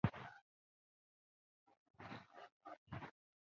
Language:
Chinese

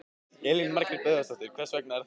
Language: Icelandic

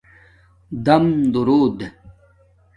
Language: Domaaki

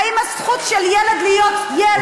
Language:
Hebrew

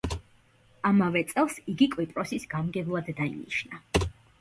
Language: Georgian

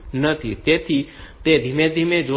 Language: Gujarati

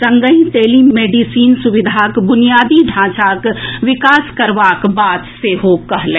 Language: Maithili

